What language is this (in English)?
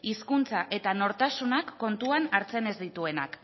Basque